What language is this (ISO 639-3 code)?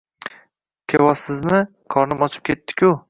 uzb